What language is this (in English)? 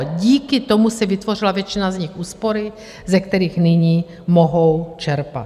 Czech